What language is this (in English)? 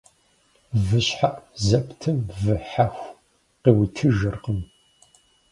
Kabardian